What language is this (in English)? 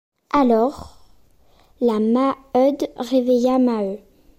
French